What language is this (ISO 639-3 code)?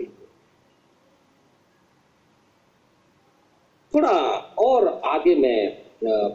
hin